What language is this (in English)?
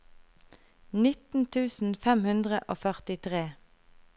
Norwegian